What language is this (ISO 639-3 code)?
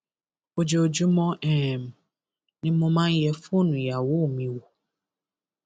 yor